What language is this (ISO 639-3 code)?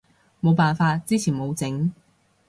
yue